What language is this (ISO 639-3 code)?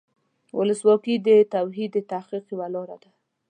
pus